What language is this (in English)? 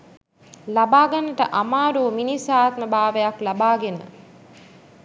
Sinhala